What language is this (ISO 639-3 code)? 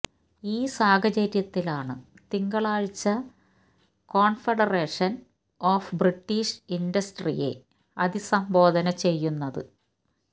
mal